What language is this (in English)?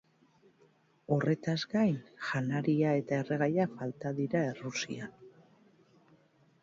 Basque